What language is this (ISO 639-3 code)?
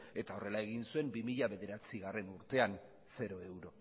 eus